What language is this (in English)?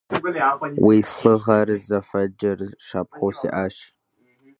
Kabardian